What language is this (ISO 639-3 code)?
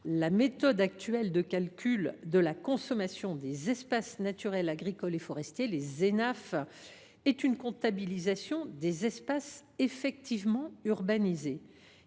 fra